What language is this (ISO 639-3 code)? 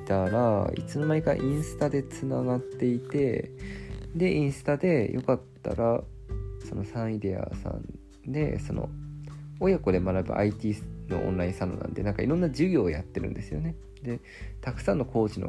jpn